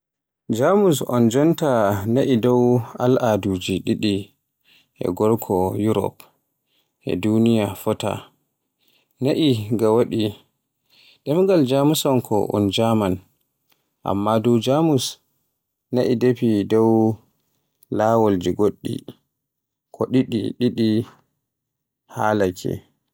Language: Borgu Fulfulde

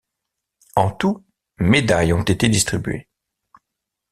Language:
French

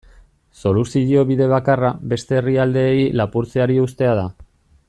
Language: Basque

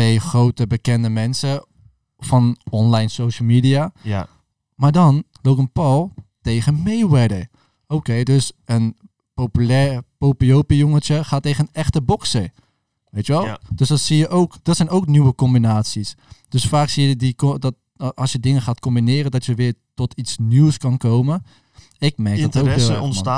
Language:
Dutch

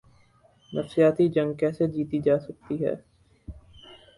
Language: Urdu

